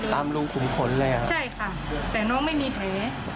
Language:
Thai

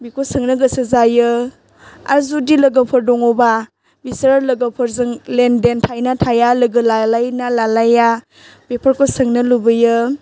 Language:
Bodo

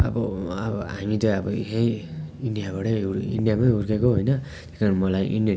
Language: Nepali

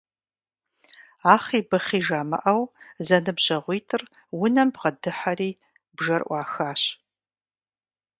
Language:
Kabardian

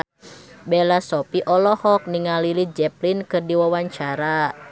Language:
Sundanese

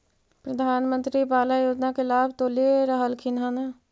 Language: Magahi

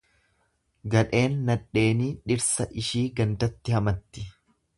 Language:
Oromo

